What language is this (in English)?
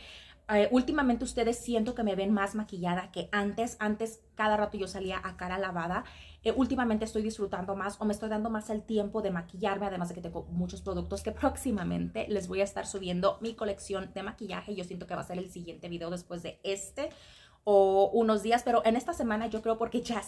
Spanish